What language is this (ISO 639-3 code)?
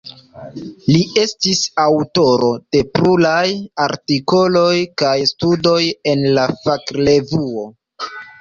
epo